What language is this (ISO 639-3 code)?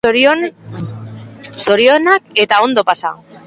eus